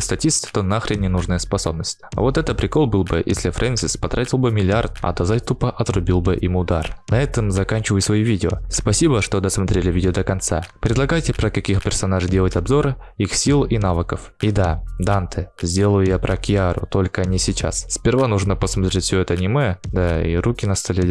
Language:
Russian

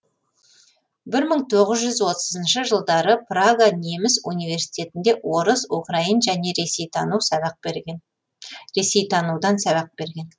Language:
Kazakh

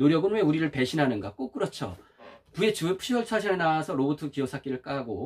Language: Korean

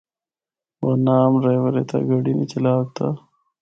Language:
Northern Hindko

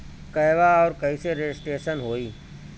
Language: Bhojpuri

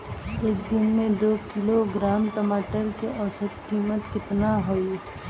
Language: Bhojpuri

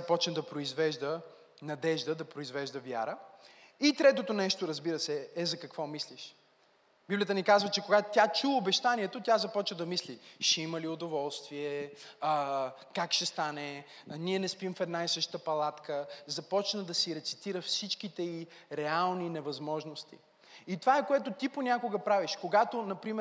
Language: Bulgarian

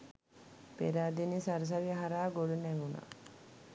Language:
Sinhala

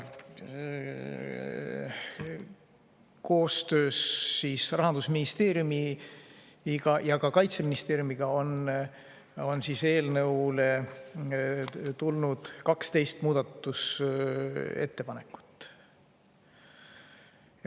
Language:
Estonian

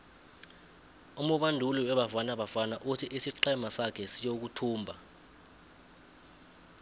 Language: South Ndebele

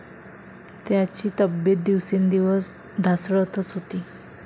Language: Marathi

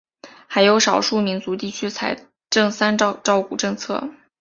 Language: Chinese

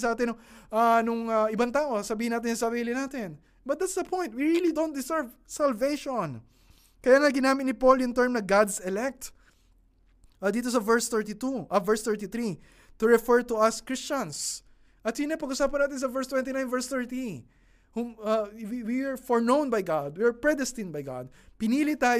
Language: Filipino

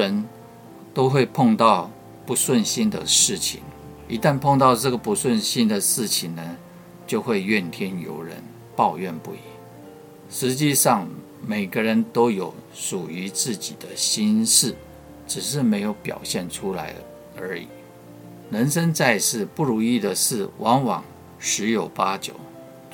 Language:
Chinese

